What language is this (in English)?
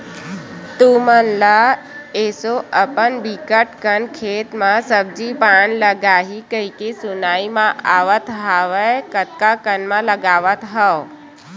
Chhattisgarhi